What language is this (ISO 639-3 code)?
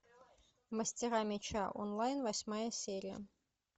rus